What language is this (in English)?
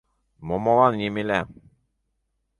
Mari